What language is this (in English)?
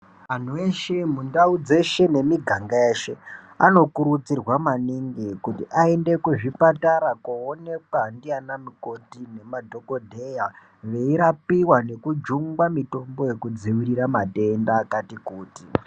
Ndau